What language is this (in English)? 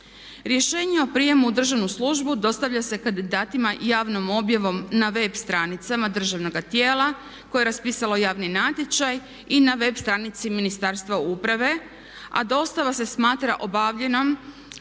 Croatian